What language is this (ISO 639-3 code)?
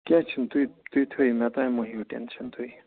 kas